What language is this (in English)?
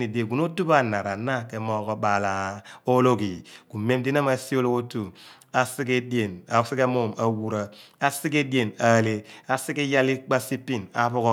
Abua